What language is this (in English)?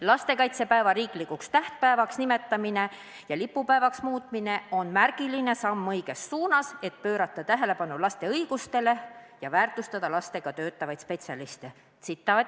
Estonian